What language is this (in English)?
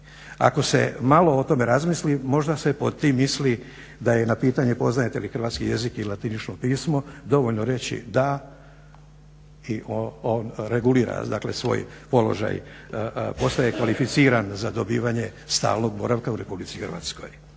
Croatian